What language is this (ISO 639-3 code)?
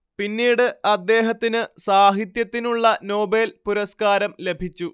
mal